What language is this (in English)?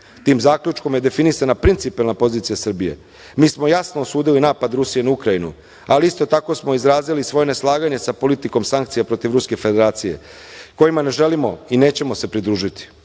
Serbian